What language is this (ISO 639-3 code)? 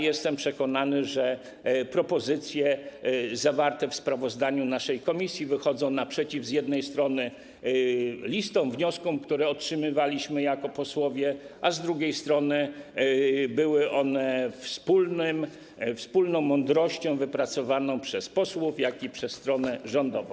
pol